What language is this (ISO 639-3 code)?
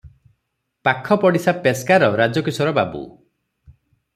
ori